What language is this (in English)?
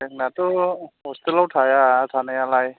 Bodo